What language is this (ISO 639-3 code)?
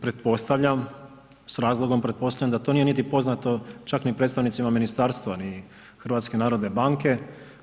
hrv